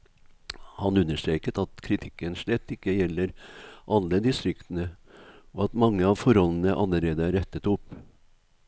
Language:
Norwegian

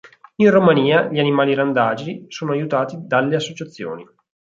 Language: Italian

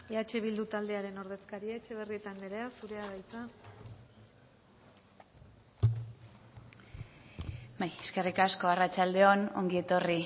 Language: Basque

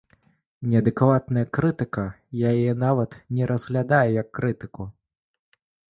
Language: Belarusian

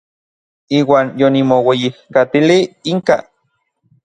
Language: Orizaba Nahuatl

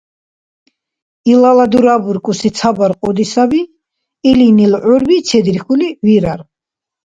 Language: Dargwa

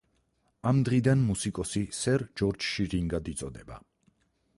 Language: Georgian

